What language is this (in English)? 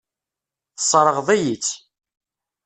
Kabyle